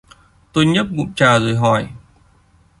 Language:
Vietnamese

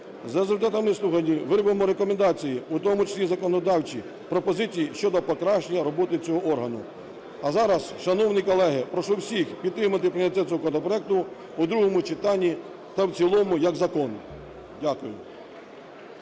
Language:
Ukrainian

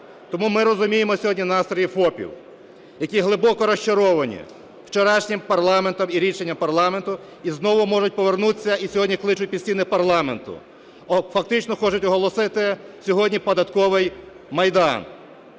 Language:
Ukrainian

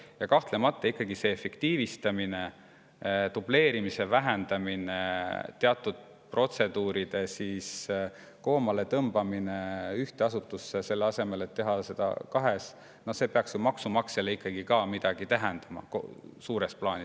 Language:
Estonian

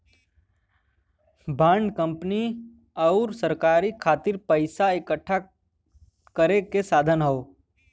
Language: Bhojpuri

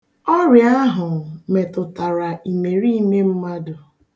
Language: Igbo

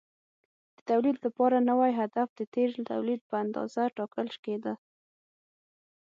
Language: Pashto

